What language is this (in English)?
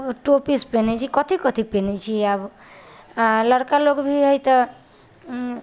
Maithili